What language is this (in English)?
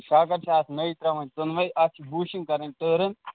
Kashmiri